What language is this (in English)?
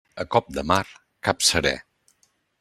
Catalan